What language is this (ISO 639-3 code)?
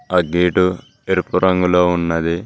tel